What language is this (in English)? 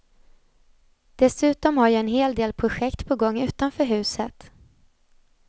Swedish